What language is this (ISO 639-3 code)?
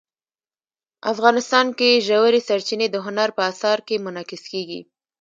pus